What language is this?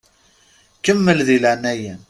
Kabyle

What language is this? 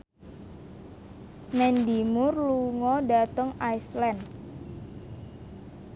Javanese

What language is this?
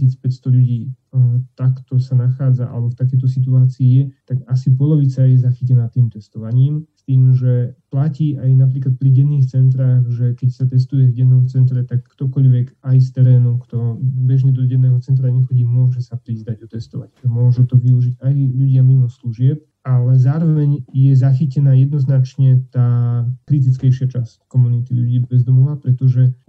Slovak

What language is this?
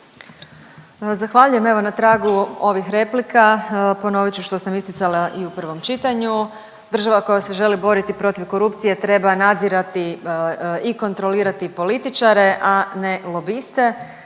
Croatian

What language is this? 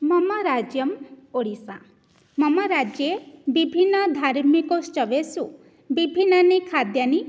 Sanskrit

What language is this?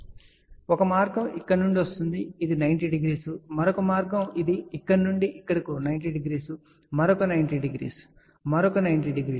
Telugu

